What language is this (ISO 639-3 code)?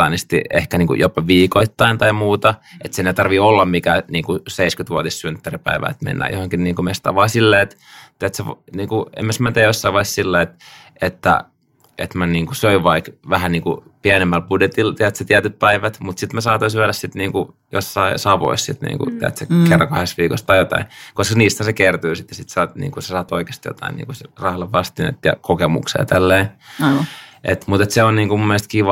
fin